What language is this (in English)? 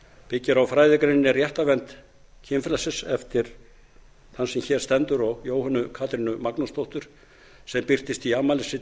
Icelandic